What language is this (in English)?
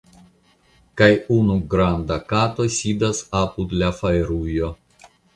Esperanto